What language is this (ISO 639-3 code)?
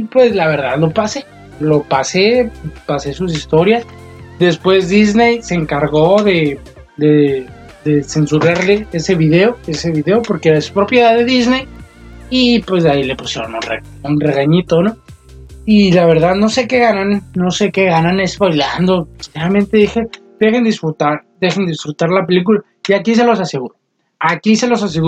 spa